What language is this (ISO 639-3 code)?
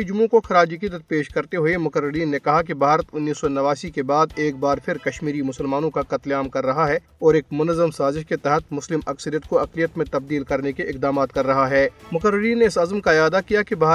urd